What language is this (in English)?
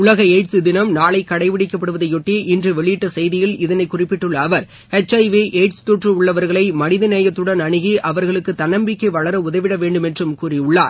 Tamil